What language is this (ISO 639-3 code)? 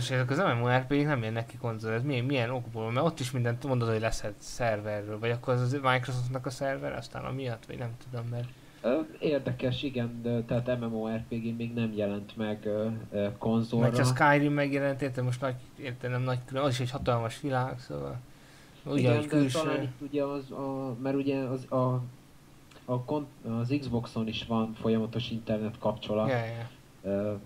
hun